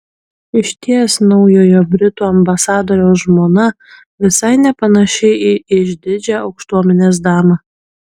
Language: Lithuanian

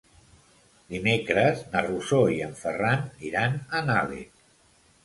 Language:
Catalan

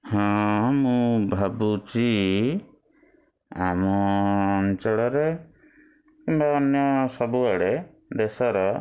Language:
Odia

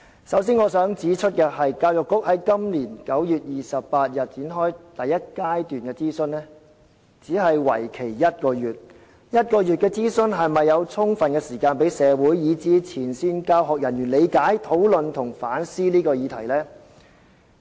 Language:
Cantonese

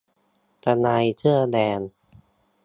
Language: Thai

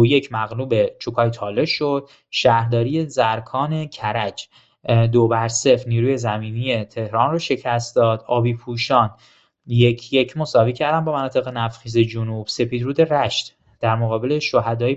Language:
Persian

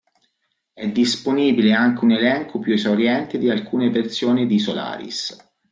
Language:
Italian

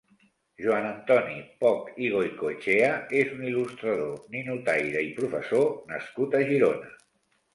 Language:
Catalan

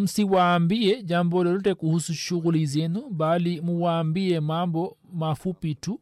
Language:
Swahili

